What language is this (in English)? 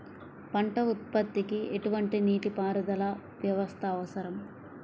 Telugu